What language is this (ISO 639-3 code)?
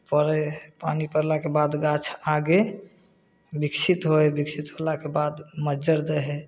mai